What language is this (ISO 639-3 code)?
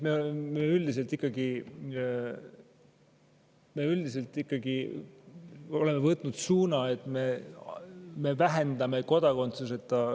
est